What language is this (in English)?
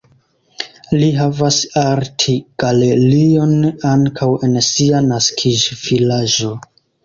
Esperanto